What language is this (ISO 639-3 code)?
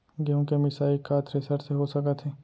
hne